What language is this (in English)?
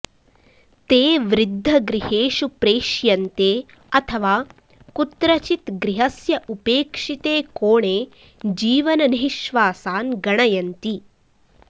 Sanskrit